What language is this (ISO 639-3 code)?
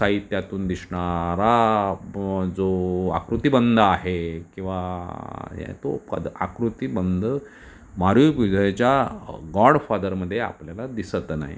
mar